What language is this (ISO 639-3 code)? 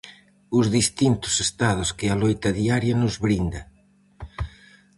glg